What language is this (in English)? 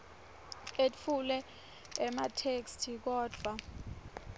Swati